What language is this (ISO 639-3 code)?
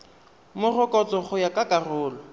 tsn